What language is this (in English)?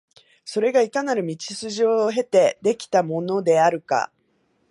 Japanese